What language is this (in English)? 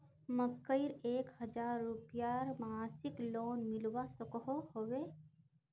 Magahi